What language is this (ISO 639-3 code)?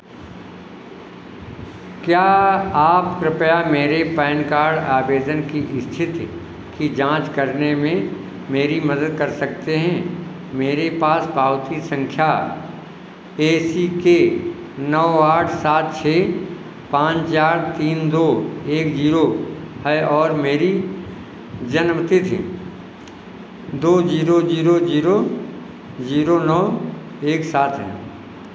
hin